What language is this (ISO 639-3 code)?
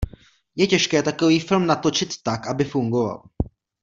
ces